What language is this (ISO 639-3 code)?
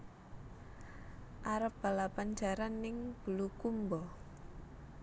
jav